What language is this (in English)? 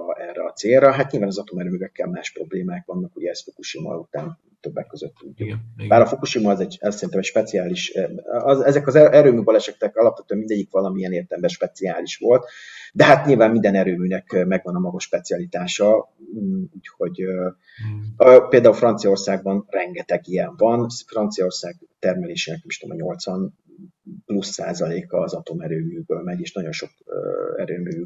Hungarian